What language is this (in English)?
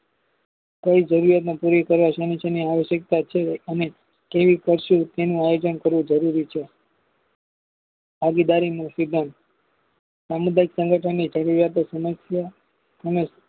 Gujarati